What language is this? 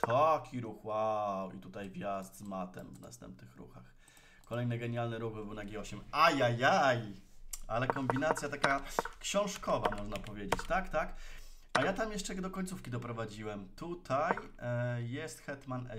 Polish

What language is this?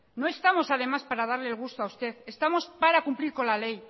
Spanish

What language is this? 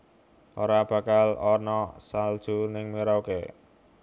Javanese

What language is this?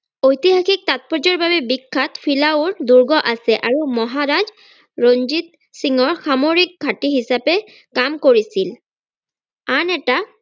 Assamese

